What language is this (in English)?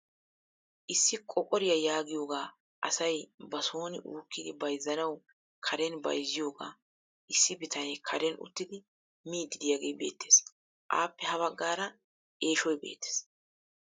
Wolaytta